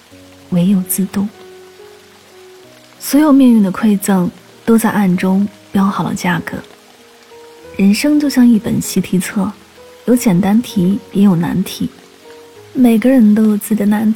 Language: Chinese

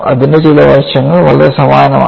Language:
Malayalam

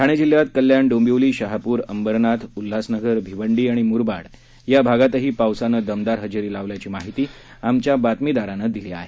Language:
Marathi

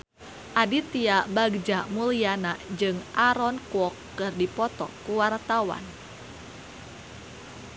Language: Sundanese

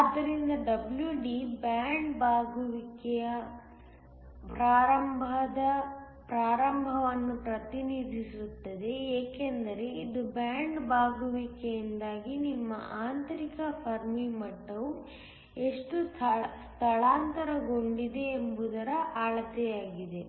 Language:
Kannada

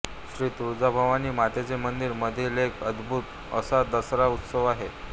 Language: Marathi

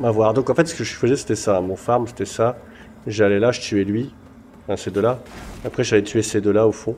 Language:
French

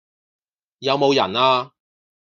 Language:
Cantonese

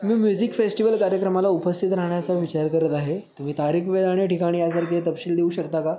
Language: Marathi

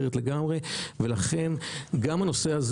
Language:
Hebrew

